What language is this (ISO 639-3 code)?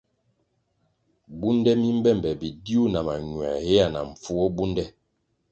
nmg